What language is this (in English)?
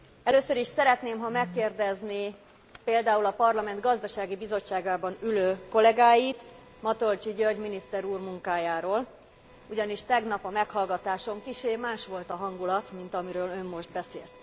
Hungarian